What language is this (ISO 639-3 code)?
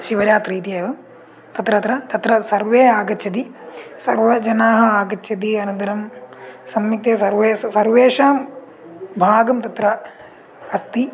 san